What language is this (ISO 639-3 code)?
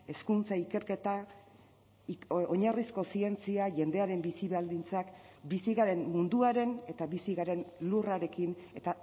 eus